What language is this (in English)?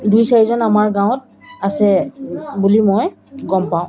Assamese